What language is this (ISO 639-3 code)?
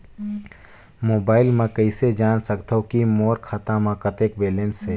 hne